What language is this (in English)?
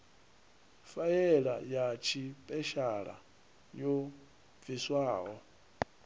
Venda